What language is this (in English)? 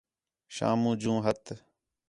Khetrani